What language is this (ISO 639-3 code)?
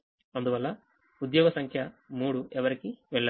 tel